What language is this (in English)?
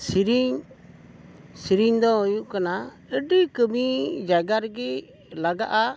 Santali